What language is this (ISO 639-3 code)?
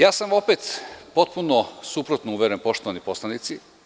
srp